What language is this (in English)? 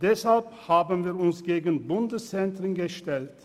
Swiss German